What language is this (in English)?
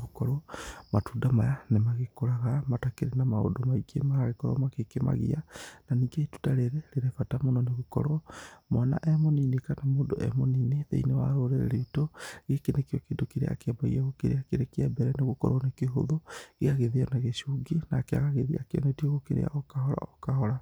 Kikuyu